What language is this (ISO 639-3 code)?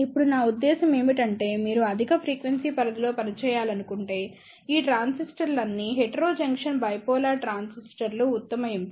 tel